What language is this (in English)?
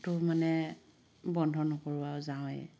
Assamese